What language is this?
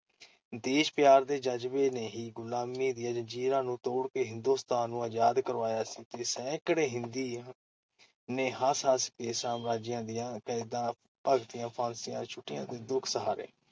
Punjabi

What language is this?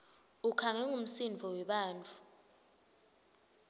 Swati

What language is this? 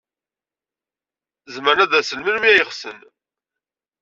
Kabyle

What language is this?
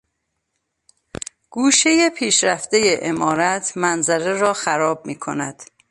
Persian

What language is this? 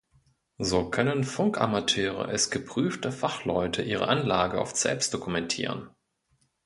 German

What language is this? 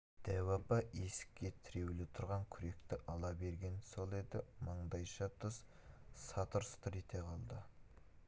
Kazakh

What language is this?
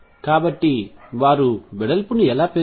Telugu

